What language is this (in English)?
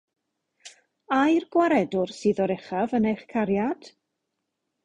Welsh